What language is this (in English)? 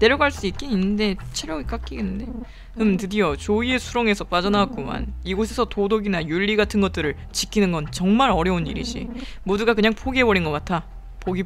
Korean